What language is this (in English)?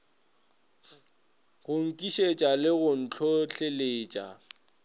Northern Sotho